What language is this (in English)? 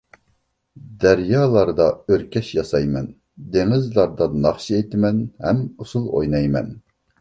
Uyghur